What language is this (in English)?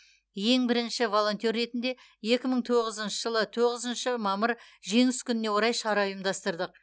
Kazakh